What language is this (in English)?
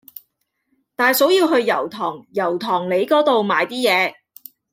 Cantonese